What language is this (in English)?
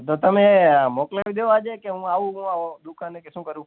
Gujarati